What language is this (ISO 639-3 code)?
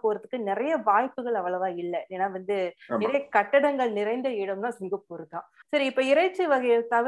tam